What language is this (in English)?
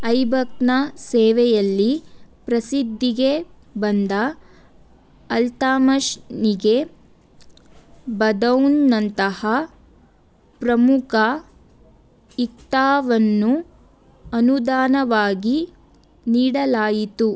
Kannada